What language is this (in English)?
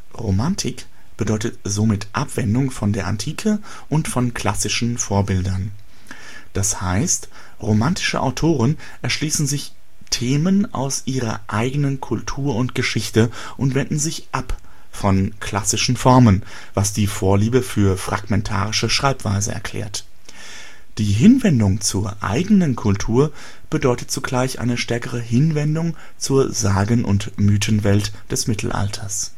German